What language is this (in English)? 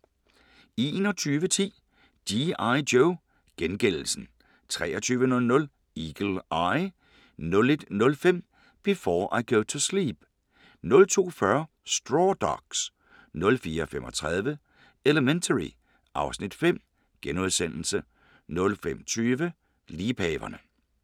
Danish